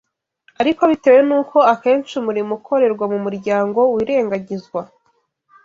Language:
Kinyarwanda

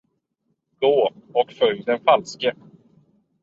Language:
Swedish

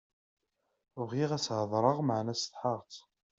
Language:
Kabyle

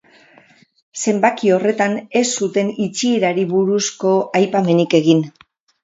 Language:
Basque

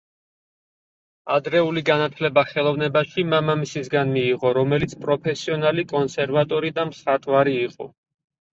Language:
Georgian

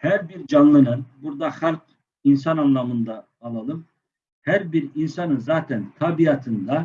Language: Turkish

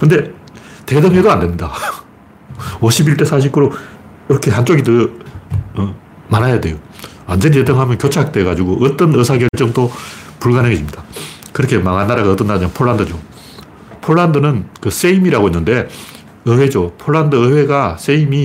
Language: Korean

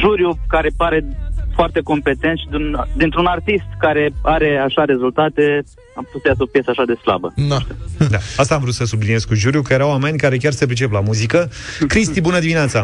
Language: Romanian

